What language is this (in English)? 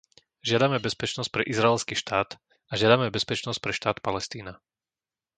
Slovak